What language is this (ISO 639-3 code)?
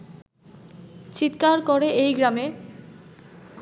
ben